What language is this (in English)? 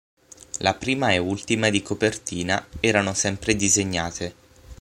Italian